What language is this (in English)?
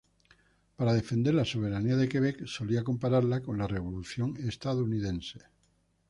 Spanish